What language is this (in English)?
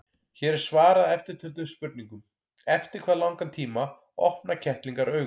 Icelandic